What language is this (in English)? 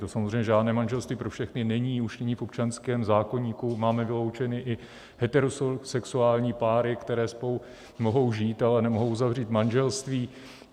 Czech